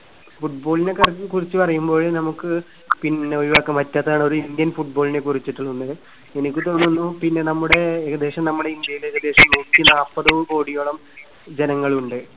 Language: Malayalam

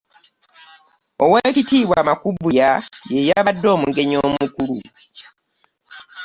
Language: Ganda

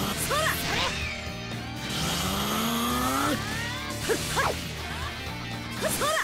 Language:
Japanese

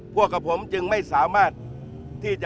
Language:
Thai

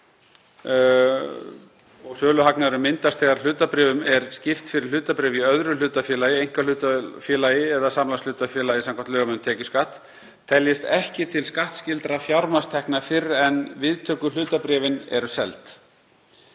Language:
Icelandic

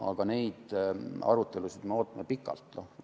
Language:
Estonian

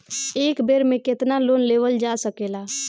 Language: Bhojpuri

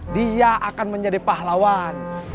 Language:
Indonesian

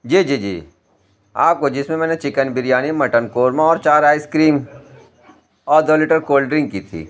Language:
Urdu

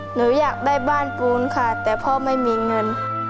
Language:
Thai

